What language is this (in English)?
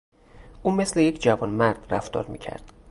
Persian